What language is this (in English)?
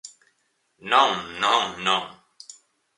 Galician